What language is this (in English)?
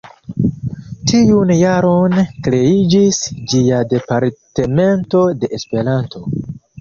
Esperanto